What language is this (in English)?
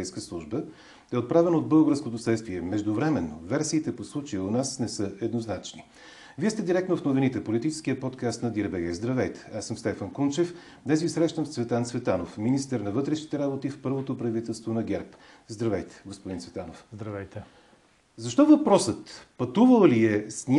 Bulgarian